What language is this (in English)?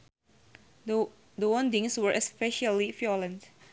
Sundanese